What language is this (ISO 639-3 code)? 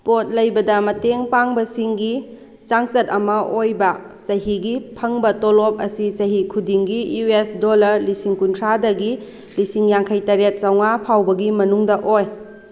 mni